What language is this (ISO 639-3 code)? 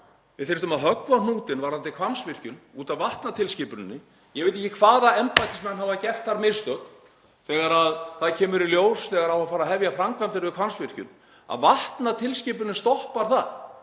isl